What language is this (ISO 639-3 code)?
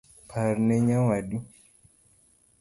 luo